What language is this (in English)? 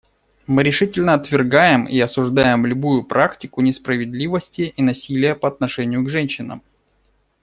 Russian